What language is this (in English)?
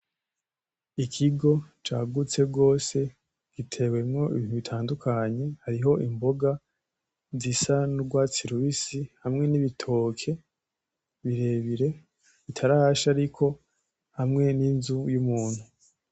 Rundi